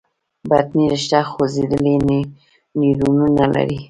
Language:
Pashto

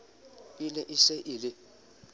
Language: Southern Sotho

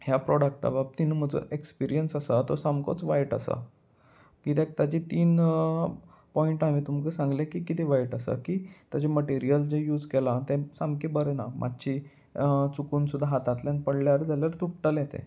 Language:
Konkani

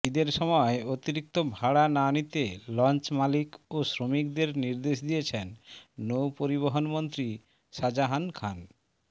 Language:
Bangla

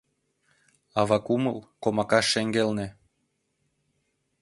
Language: Mari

